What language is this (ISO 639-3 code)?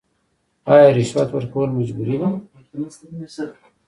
pus